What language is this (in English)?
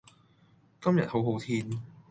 Cantonese